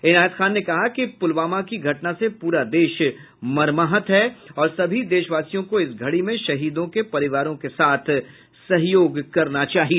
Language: Hindi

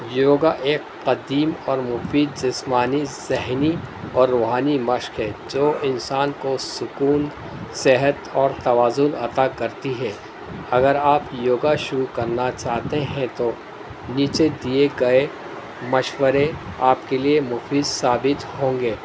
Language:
Urdu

